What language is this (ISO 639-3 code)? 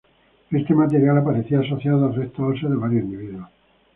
spa